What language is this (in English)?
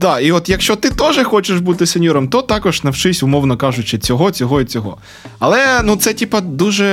Ukrainian